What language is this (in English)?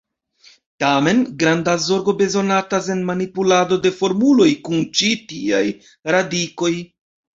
Esperanto